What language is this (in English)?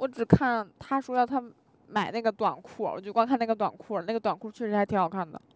Chinese